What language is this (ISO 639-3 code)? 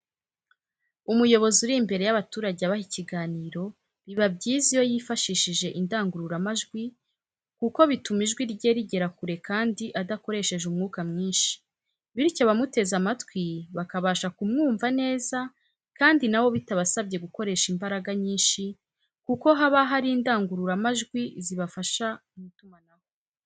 kin